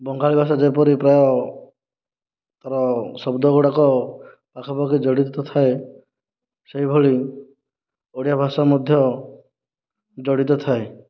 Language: Odia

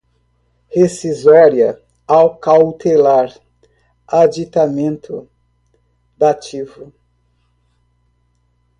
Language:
Portuguese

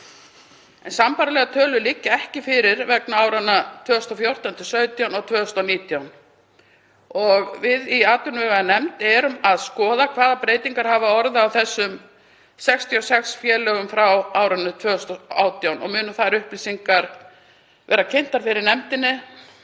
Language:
Icelandic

